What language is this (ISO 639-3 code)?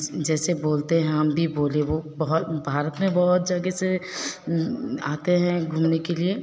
hin